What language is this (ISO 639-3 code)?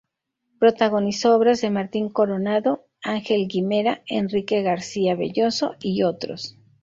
spa